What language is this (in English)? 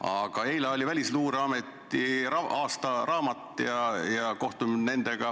Estonian